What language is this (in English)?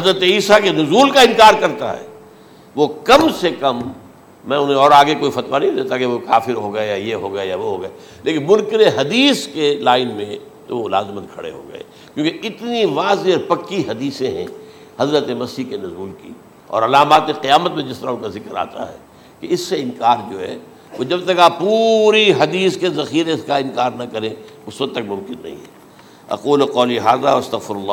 Urdu